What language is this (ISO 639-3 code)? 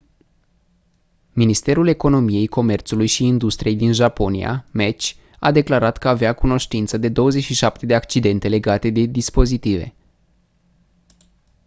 ron